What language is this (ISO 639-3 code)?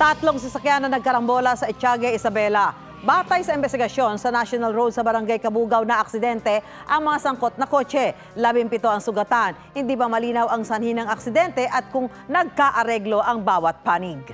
fil